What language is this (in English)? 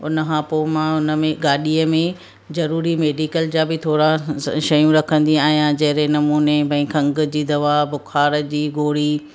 Sindhi